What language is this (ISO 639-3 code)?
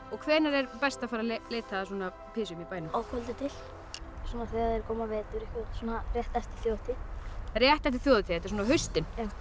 isl